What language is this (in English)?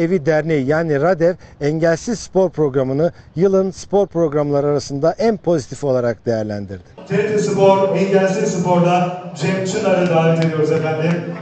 Turkish